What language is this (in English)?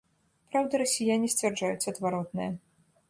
Belarusian